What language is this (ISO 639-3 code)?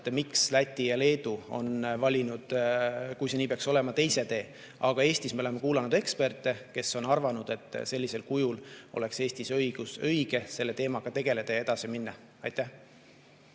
est